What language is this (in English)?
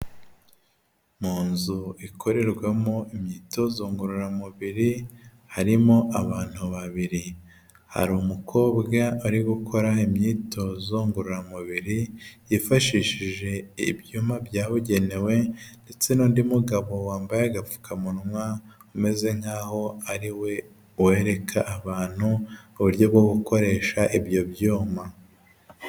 Kinyarwanda